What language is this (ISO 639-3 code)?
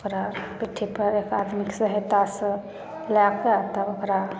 mai